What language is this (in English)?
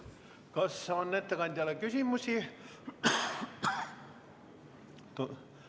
Estonian